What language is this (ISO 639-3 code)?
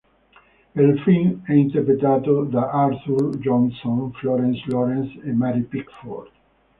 ita